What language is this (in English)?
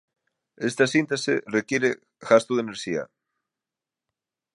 Galician